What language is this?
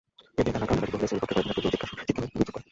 Bangla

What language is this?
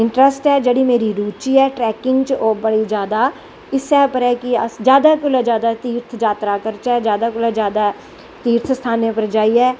Dogri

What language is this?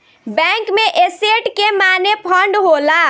Bhojpuri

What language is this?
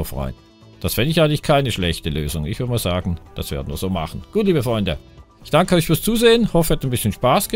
German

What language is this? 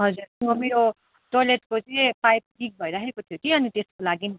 Nepali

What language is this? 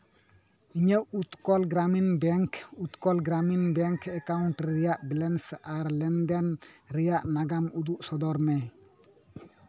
Santali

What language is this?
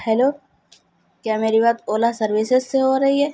Urdu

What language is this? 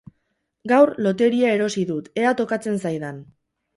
Basque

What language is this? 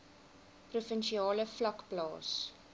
Afrikaans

